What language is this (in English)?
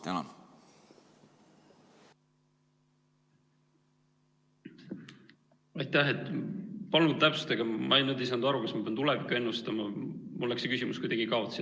Estonian